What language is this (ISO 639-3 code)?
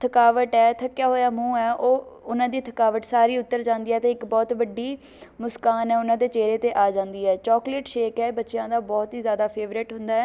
pan